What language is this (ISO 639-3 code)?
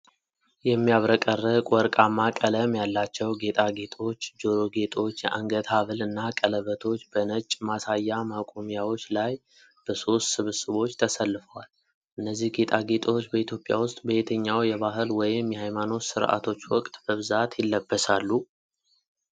amh